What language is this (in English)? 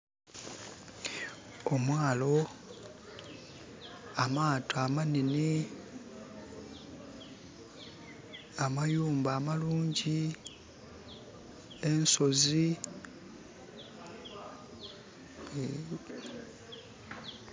Soga